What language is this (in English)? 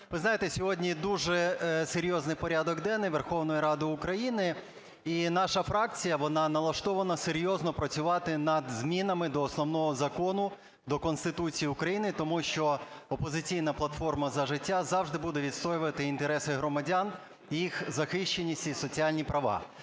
Ukrainian